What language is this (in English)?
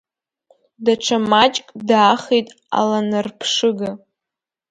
Abkhazian